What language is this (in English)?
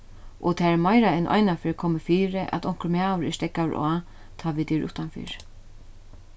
Faroese